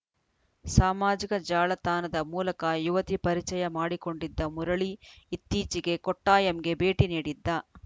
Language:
Kannada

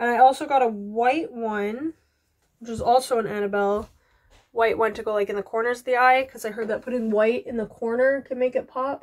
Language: English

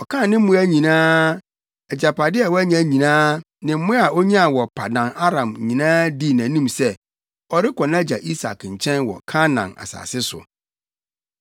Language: Akan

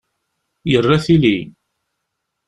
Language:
Kabyle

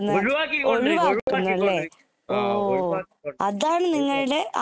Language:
Malayalam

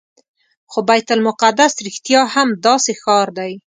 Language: Pashto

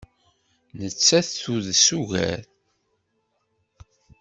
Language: Kabyle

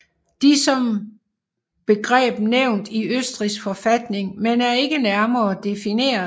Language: Danish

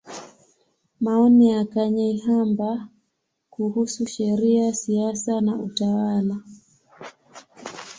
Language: Swahili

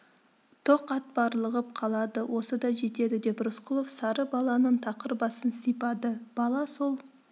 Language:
Kazakh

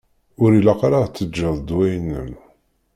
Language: Kabyle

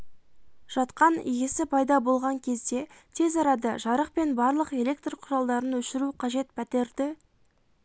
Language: Kazakh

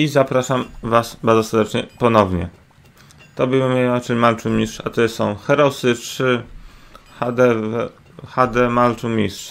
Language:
Polish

